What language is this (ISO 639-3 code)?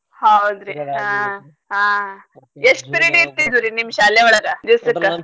kan